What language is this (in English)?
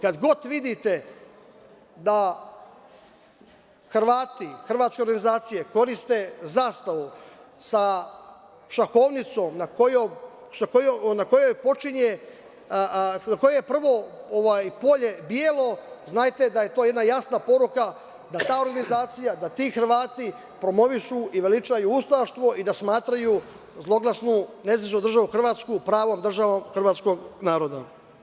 Serbian